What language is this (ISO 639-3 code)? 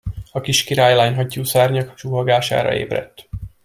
hun